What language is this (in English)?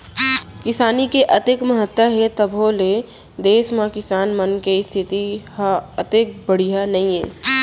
Chhattisgarhi